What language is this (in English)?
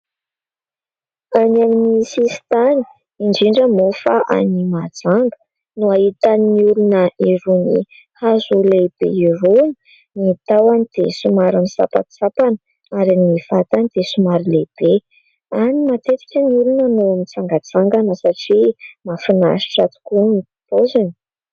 Malagasy